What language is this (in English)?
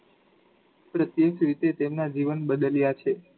Gujarati